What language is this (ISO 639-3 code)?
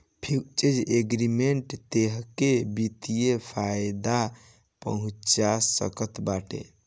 bho